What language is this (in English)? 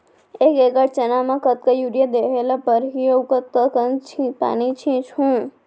Chhattisgarhi